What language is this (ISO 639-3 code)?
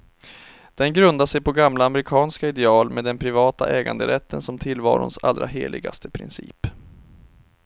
swe